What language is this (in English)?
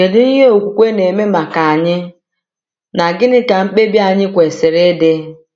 Igbo